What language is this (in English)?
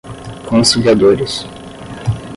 Portuguese